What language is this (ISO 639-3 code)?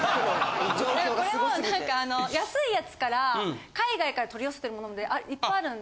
jpn